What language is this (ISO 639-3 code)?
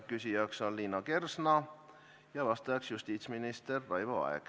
est